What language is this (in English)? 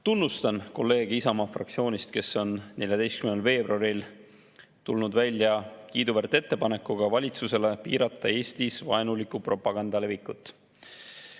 Estonian